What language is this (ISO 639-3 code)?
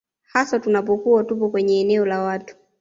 swa